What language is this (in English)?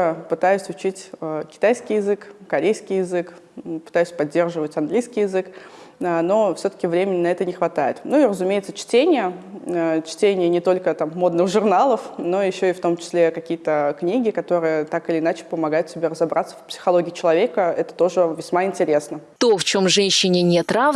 Russian